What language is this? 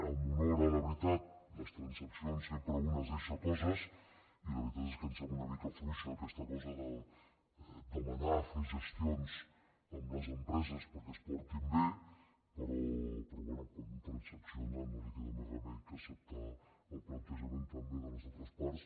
Catalan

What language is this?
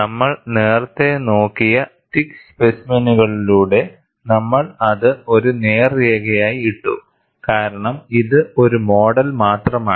Malayalam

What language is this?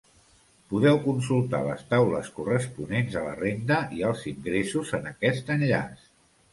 Catalan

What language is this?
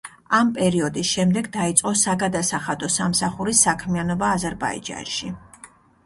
Georgian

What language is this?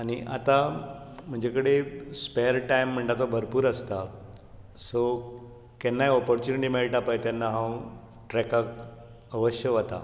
Konkani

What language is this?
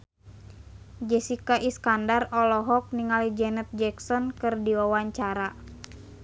Sundanese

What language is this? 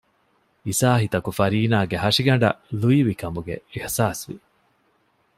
Divehi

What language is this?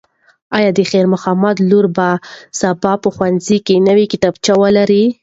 Pashto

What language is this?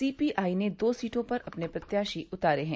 Hindi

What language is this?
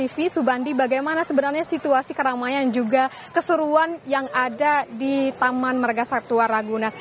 Indonesian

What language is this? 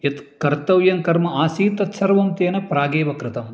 Sanskrit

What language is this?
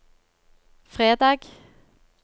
Norwegian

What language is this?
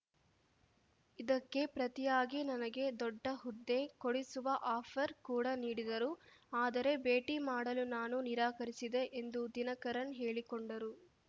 Kannada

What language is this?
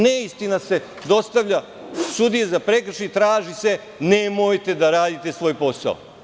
Serbian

